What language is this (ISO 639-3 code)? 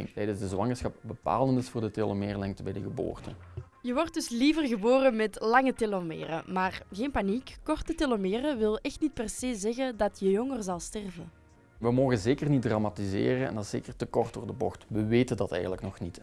nld